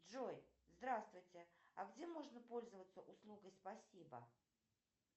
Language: Russian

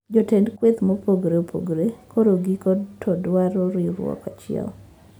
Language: Luo (Kenya and Tanzania)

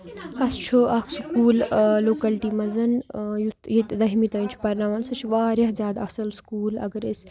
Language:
Kashmiri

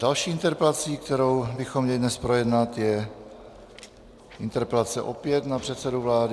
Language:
Czech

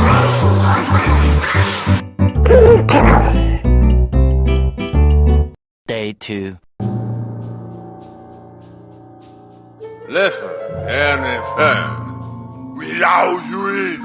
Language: English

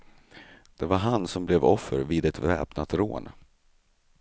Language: Swedish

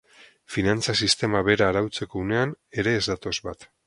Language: Basque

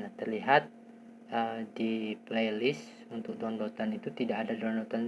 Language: Indonesian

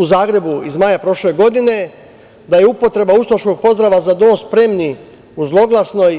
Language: Serbian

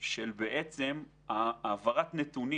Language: Hebrew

